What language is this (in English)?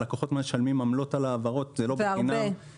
Hebrew